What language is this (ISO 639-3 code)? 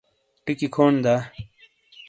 scl